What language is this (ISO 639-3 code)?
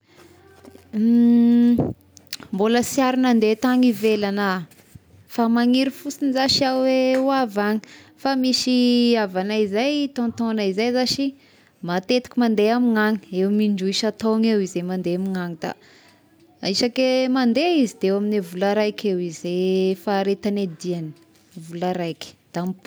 tkg